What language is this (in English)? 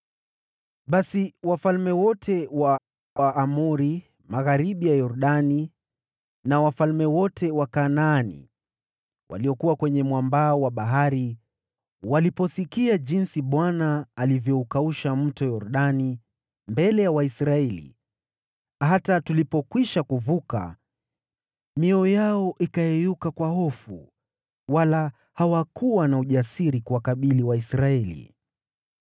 Swahili